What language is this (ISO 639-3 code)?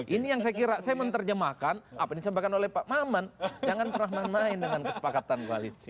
ind